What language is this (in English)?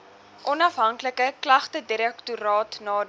Afrikaans